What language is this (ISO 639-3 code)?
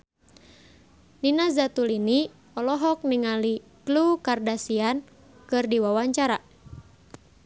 sun